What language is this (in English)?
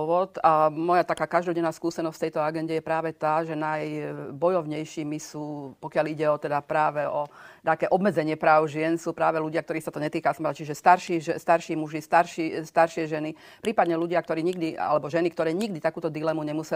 Slovak